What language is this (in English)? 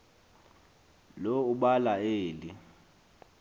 Xhosa